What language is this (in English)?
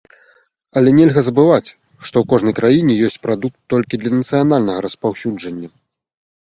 Belarusian